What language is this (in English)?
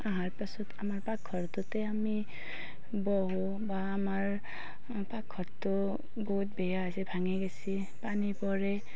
Assamese